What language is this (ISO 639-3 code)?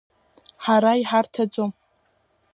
abk